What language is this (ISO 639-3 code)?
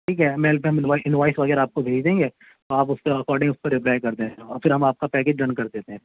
urd